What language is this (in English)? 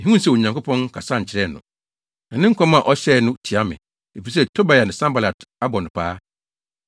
Akan